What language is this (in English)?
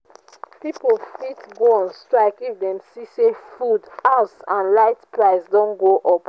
Nigerian Pidgin